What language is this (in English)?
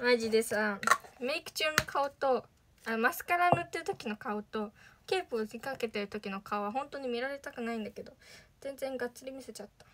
Japanese